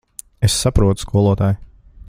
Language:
Latvian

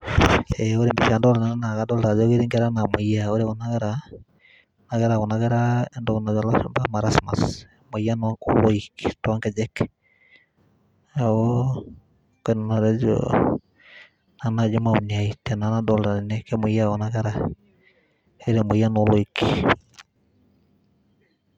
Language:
Masai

